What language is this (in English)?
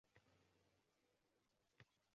Uzbek